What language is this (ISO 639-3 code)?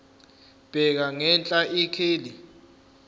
zul